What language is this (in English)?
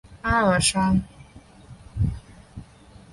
Chinese